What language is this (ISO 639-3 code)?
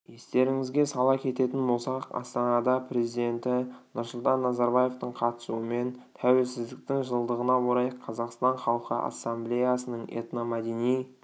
kaz